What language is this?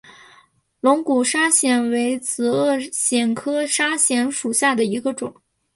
Chinese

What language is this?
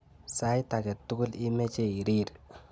Kalenjin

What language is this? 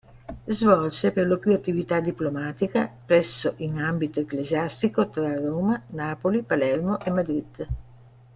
Italian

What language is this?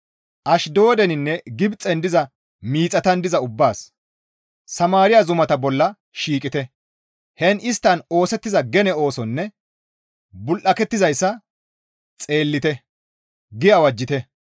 Gamo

